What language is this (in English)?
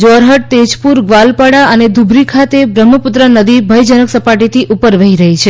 Gujarati